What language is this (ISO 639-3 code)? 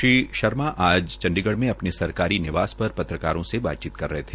hin